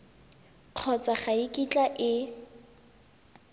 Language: Tswana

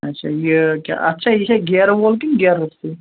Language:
Kashmiri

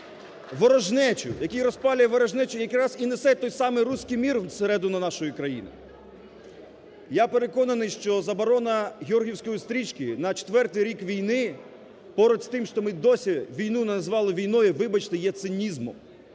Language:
Ukrainian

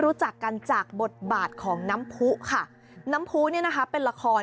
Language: Thai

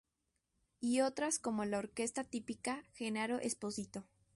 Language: Spanish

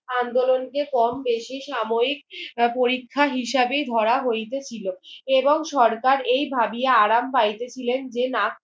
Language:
Bangla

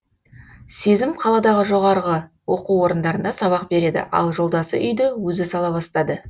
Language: Kazakh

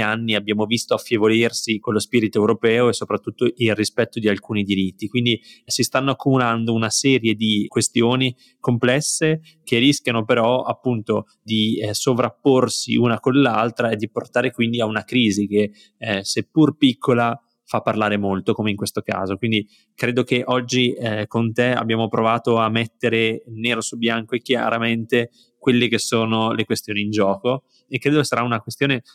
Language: Italian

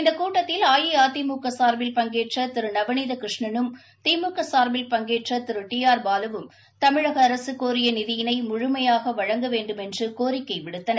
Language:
Tamil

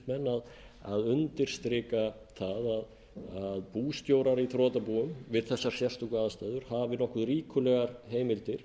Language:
Icelandic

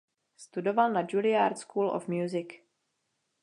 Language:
Czech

